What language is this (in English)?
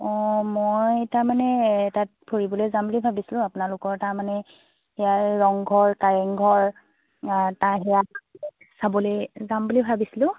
Assamese